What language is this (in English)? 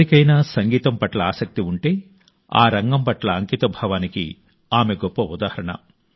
Telugu